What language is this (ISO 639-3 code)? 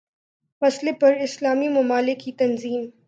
urd